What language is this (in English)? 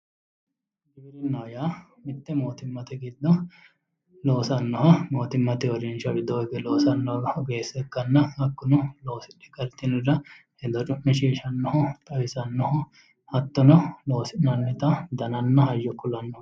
Sidamo